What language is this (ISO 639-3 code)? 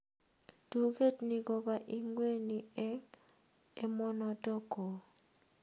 kln